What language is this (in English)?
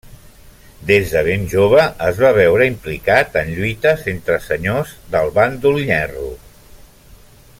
Catalan